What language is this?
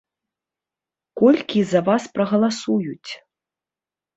Belarusian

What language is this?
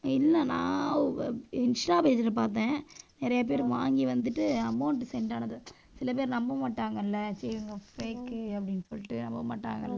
Tamil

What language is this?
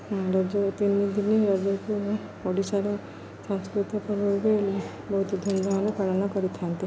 Odia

